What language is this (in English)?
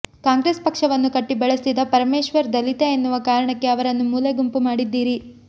Kannada